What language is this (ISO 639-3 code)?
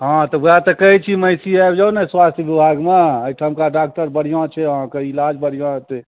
mai